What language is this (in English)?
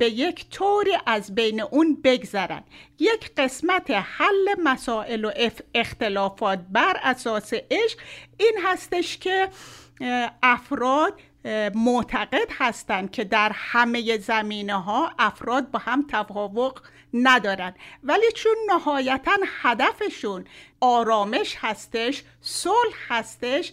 Persian